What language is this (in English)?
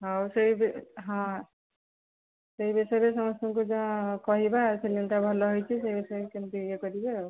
Odia